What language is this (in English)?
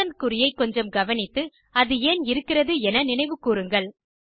Tamil